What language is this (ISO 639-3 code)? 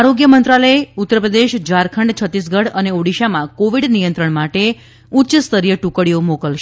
guj